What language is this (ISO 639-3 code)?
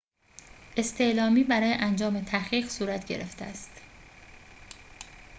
fas